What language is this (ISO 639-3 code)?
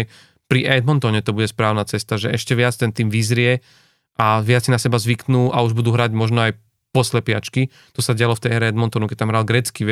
slk